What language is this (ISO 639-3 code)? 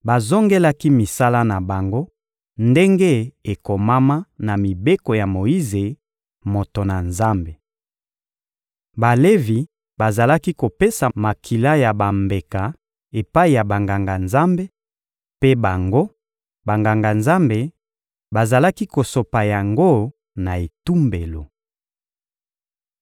lin